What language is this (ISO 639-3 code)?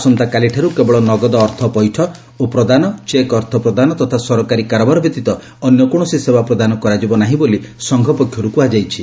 ori